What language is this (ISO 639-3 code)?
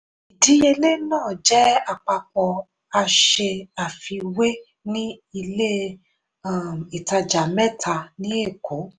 yor